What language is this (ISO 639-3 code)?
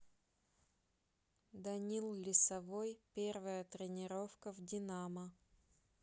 rus